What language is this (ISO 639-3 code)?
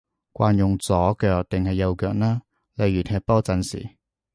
yue